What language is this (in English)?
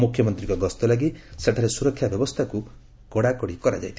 Odia